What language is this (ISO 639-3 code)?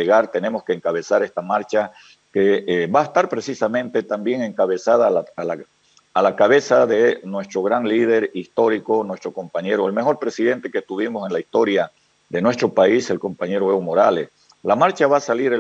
spa